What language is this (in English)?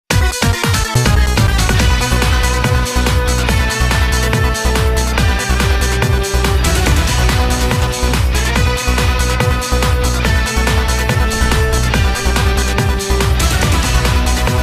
Japanese